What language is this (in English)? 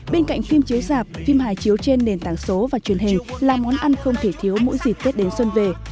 Vietnamese